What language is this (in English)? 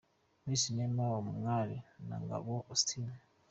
Kinyarwanda